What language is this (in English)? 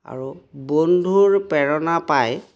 Assamese